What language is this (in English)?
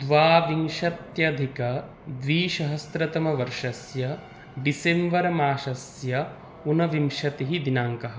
Sanskrit